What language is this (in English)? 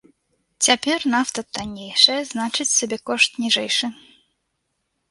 Belarusian